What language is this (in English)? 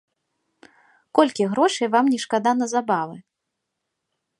Belarusian